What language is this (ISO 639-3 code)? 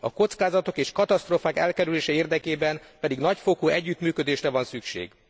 hun